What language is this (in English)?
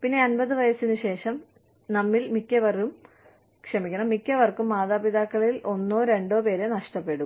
Malayalam